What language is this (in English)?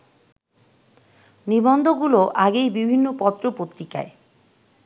Bangla